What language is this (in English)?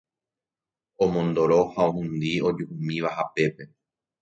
Guarani